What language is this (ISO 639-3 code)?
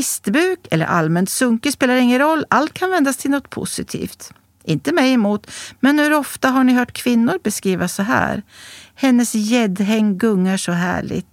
swe